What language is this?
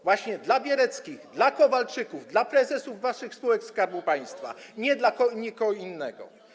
Polish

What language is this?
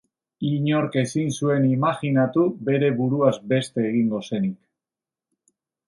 Basque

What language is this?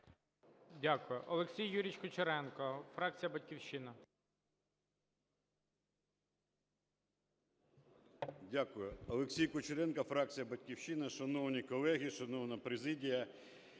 Ukrainian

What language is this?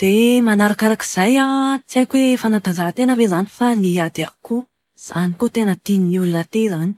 Malagasy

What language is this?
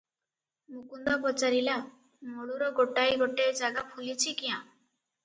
Odia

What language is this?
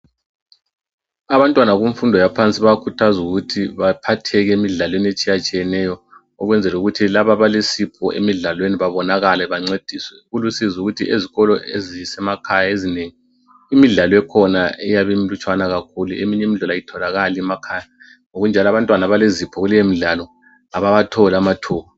North Ndebele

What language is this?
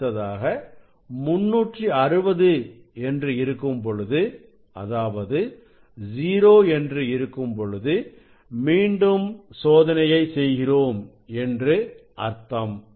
Tamil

